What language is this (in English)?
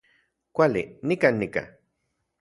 Central Puebla Nahuatl